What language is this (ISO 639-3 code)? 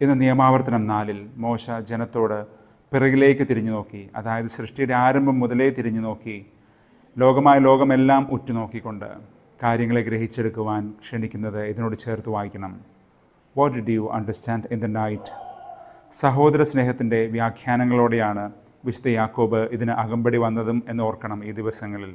mal